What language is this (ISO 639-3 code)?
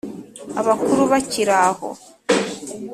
kin